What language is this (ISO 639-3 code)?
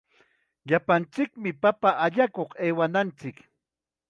qxa